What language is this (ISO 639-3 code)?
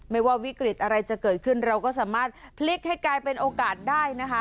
tha